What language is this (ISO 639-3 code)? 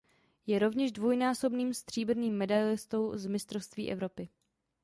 ces